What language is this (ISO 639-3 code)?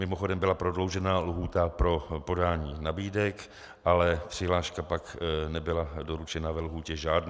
ces